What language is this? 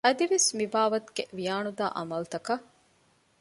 Divehi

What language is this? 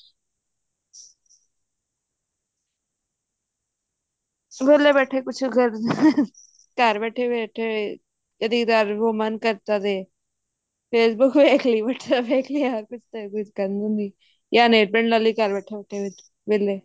Punjabi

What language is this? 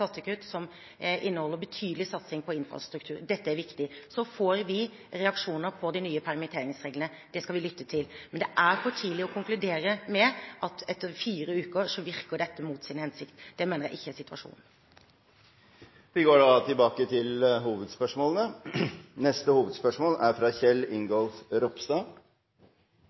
Norwegian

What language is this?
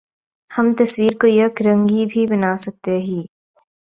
Urdu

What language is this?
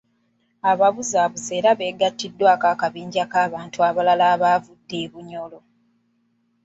Ganda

